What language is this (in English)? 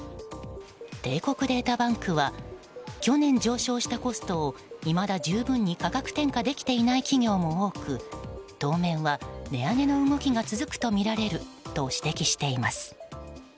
Japanese